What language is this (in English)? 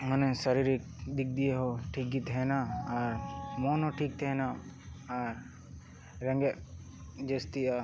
Santali